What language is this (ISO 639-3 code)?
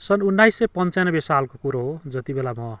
nep